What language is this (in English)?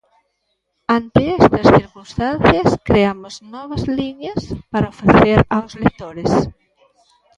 Galician